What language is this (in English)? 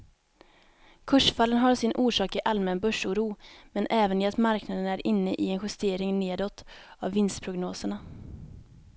Swedish